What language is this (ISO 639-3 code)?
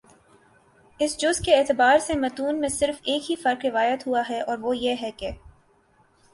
urd